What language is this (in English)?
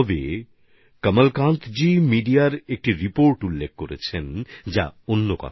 Bangla